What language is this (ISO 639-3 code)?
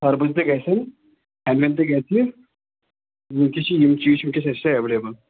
kas